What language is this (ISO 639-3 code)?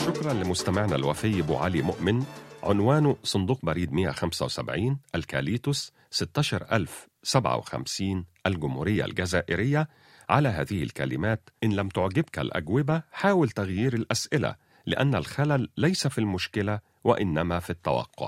ara